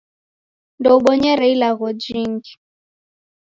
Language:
Taita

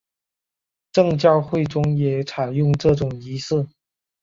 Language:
Chinese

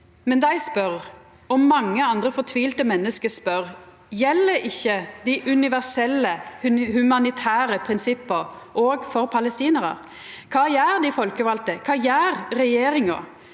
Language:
Norwegian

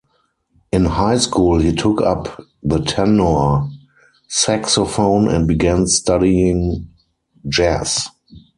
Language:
English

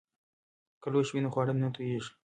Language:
Pashto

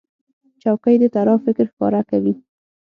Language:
Pashto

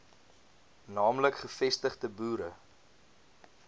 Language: Afrikaans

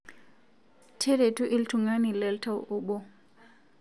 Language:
Masai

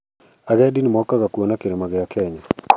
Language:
Kikuyu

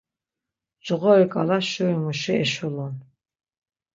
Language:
Laz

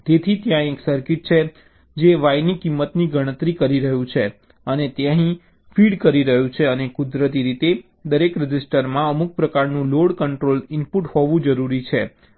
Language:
Gujarati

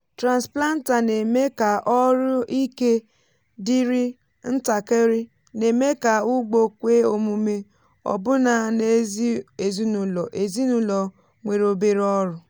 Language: Igbo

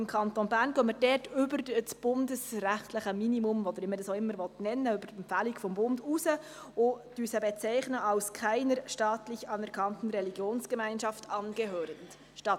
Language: Swiss German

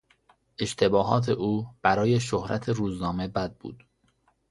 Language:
Persian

